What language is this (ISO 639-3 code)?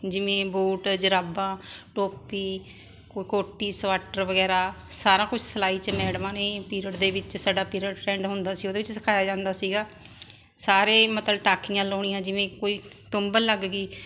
pan